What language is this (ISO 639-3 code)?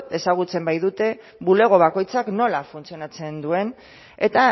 eus